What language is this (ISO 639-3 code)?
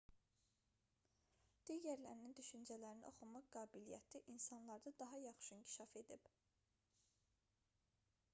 aze